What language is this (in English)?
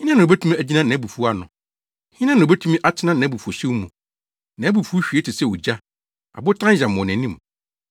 Akan